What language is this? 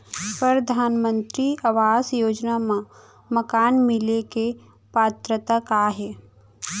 Chhattisgarhi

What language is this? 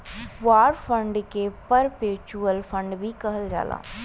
Bhojpuri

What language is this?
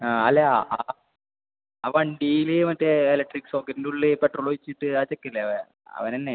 Malayalam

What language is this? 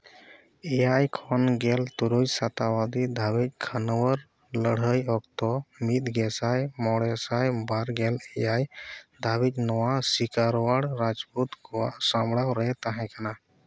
Santali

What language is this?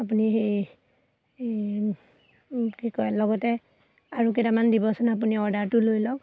Assamese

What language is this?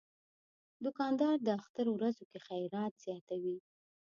Pashto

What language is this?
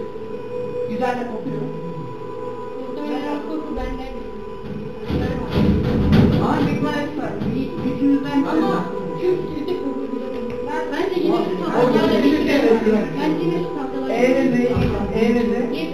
Turkish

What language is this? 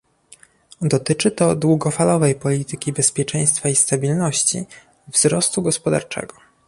Polish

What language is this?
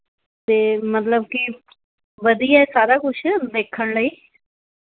Punjabi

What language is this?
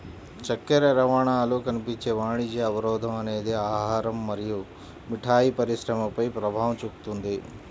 Telugu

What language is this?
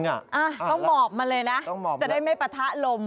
Thai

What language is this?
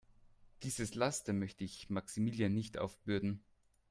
German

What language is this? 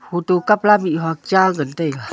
Wancho Naga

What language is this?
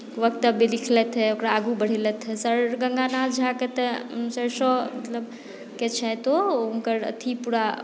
Maithili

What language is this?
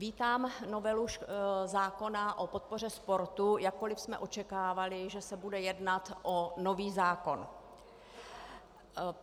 Czech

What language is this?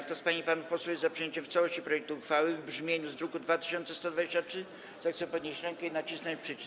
Polish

